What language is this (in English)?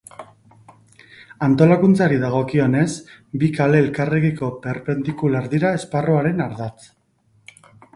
Basque